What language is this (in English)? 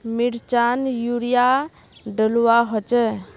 Magahi